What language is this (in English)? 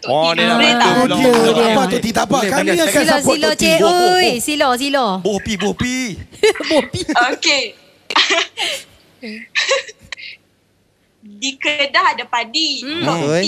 Malay